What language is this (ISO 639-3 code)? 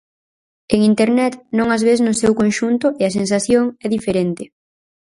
glg